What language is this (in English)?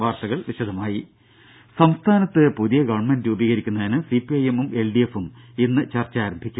Malayalam